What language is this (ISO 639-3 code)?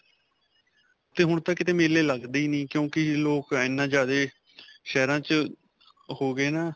pan